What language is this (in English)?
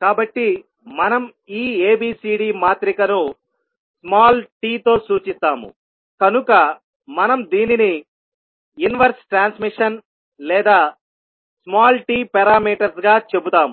Telugu